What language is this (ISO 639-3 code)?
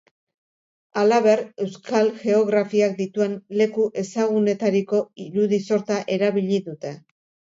eus